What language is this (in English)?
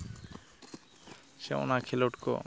Santali